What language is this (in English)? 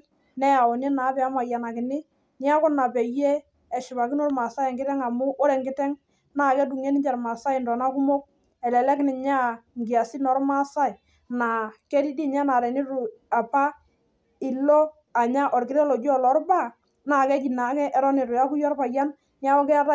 Masai